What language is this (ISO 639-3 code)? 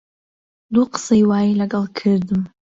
ckb